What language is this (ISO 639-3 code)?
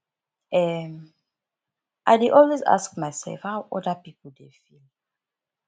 pcm